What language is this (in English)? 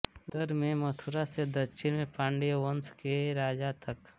Hindi